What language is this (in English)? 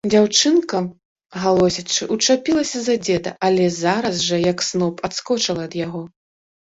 Belarusian